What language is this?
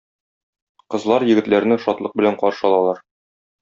Tatar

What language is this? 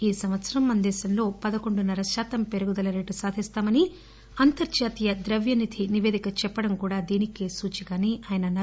Telugu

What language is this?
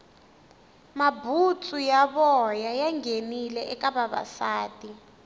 Tsonga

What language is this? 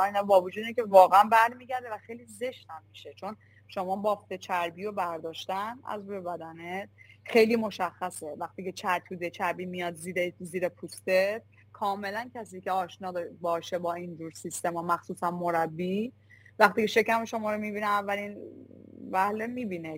Persian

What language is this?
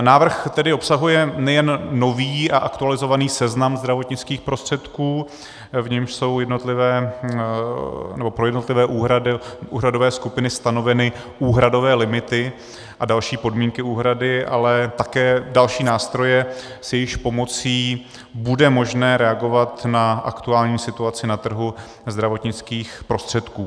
Czech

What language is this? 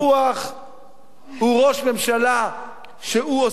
Hebrew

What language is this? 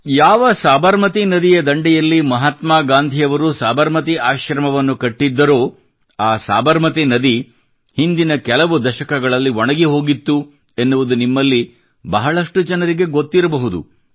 Kannada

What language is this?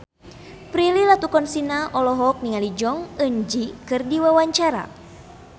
Sundanese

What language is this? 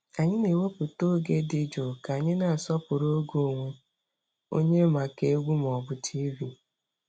Igbo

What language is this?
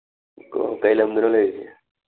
Manipuri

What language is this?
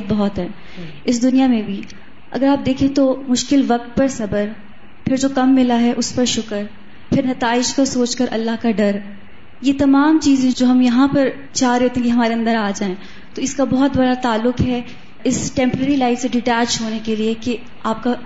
Urdu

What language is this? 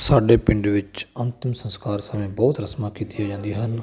Punjabi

